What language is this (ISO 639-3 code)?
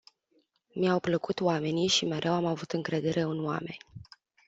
ron